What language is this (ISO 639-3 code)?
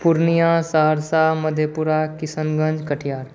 mai